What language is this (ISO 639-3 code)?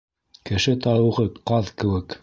bak